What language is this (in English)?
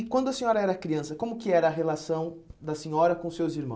Portuguese